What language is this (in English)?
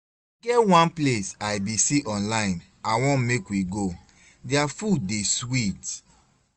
Nigerian Pidgin